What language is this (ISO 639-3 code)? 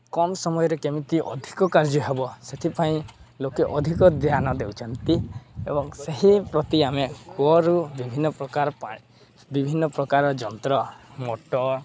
ori